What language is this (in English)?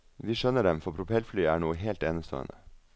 Norwegian